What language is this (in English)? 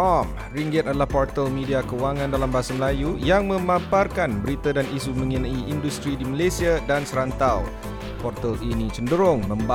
Malay